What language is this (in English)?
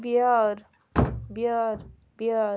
Kashmiri